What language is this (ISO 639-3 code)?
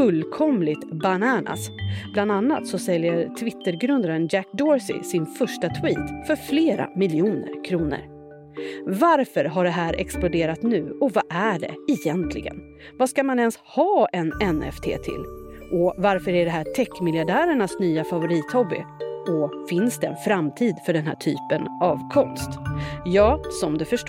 swe